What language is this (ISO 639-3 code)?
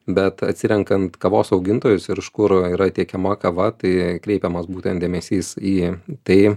lit